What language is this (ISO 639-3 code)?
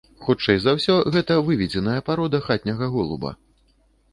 bel